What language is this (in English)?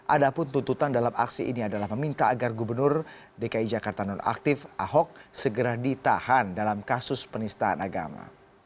Indonesian